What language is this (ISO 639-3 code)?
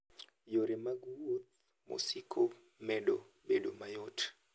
luo